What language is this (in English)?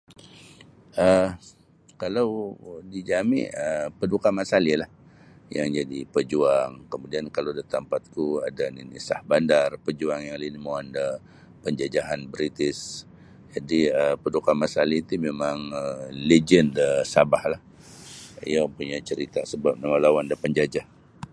Sabah Bisaya